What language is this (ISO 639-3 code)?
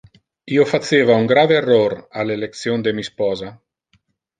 ina